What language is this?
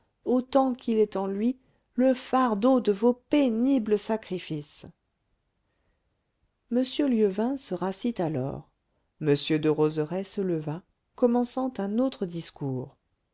French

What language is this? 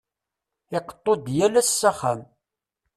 Kabyle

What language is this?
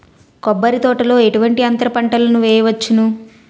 Telugu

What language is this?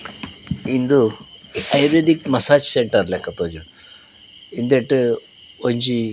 Tulu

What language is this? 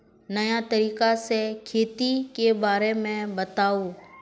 Magahi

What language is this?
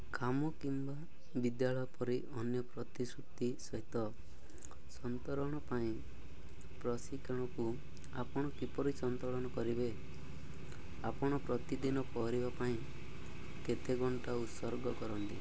Odia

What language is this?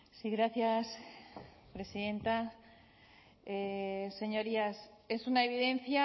Spanish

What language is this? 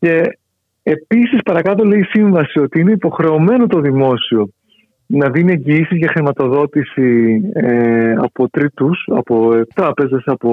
Greek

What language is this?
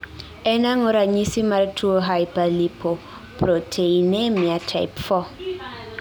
Luo (Kenya and Tanzania)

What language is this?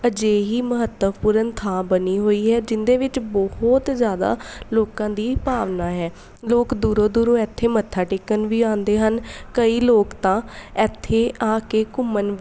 Punjabi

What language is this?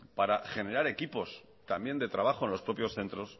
Spanish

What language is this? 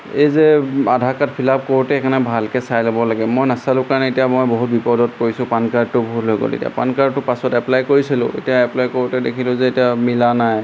Assamese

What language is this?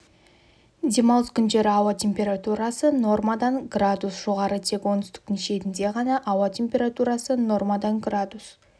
Kazakh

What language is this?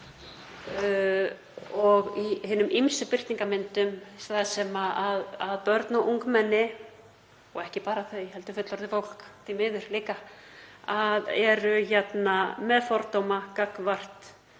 Icelandic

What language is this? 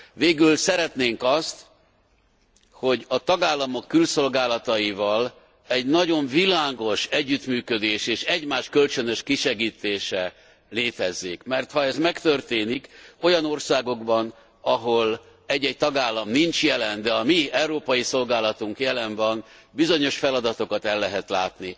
Hungarian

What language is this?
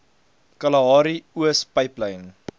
Afrikaans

